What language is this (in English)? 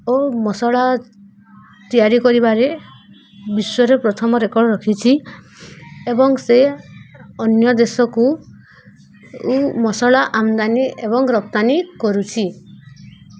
Odia